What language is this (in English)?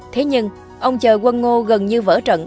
Vietnamese